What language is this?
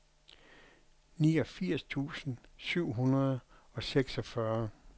Danish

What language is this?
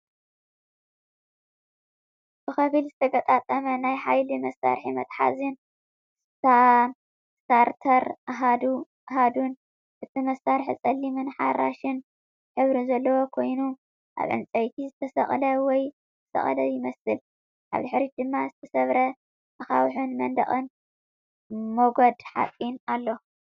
Tigrinya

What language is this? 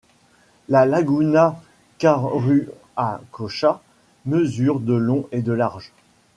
French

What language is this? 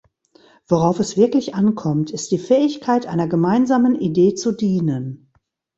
German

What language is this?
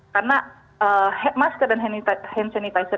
Indonesian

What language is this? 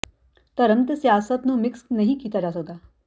Punjabi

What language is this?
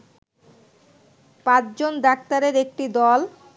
Bangla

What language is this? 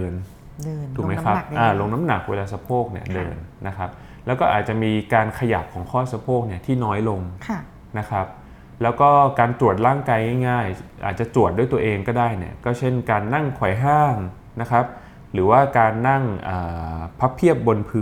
Thai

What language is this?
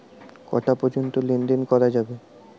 Bangla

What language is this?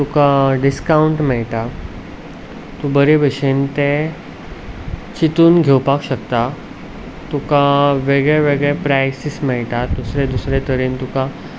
Konkani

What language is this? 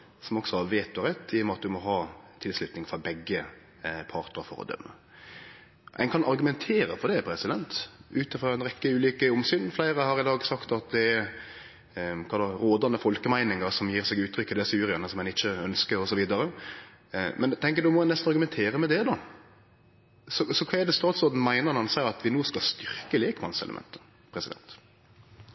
Norwegian Nynorsk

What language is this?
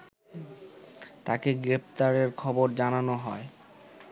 Bangla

